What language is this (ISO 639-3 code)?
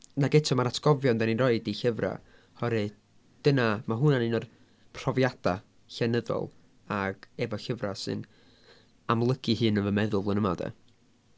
cym